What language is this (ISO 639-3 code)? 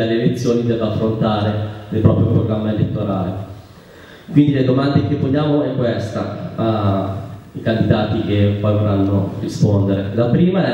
ita